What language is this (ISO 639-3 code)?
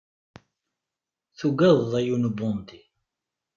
kab